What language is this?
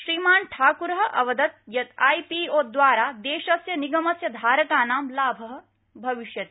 Sanskrit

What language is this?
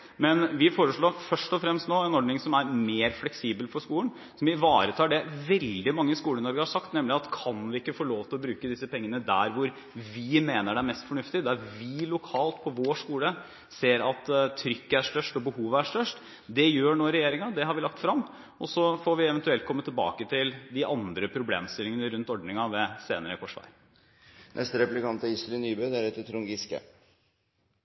Norwegian Bokmål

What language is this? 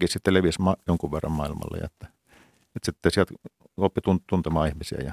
Finnish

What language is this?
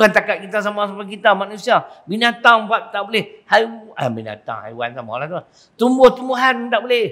Malay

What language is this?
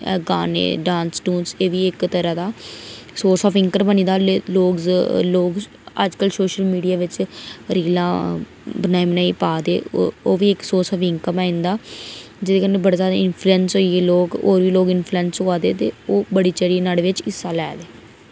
Dogri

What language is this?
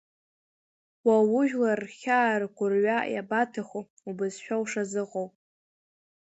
Abkhazian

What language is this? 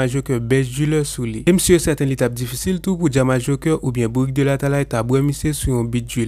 French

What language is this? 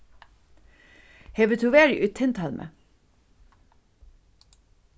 Faroese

